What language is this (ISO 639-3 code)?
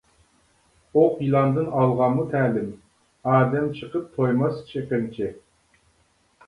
uig